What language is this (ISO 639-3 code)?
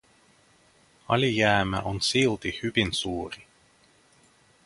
fin